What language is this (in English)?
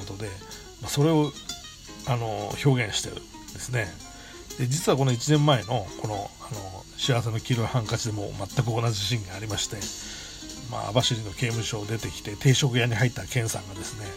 Japanese